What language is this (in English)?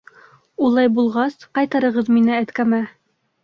Bashkir